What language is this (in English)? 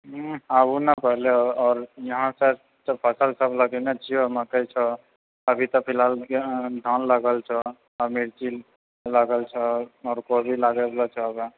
Maithili